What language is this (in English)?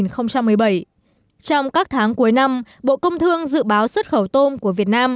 Vietnamese